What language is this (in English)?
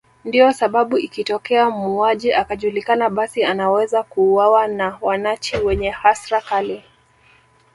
Swahili